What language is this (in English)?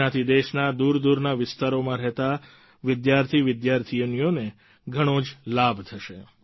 Gujarati